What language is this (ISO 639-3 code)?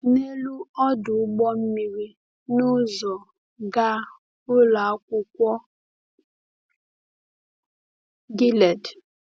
ibo